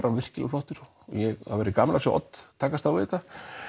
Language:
Icelandic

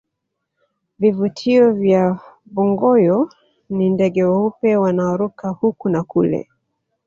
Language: Swahili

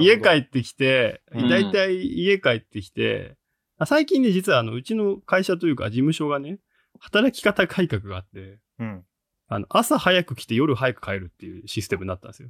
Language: Japanese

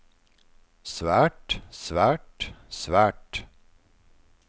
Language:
Norwegian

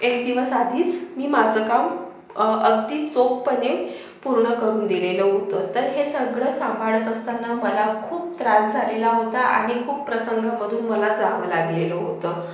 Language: Marathi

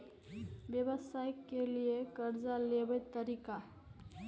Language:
Maithili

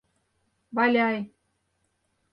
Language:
Mari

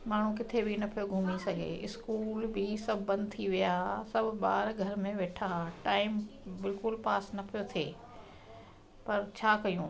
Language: Sindhi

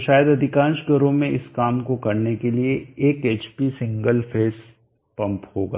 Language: Hindi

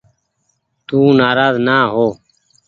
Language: Goaria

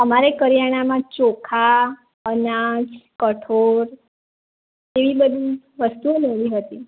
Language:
Gujarati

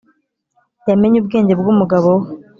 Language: Kinyarwanda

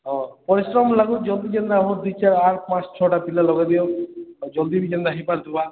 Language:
Odia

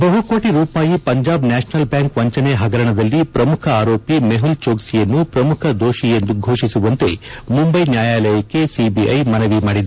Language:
Kannada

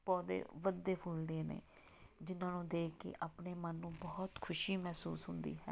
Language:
Punjabi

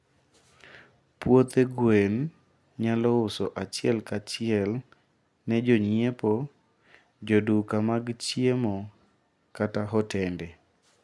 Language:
Luo (Kenya and Tanzania)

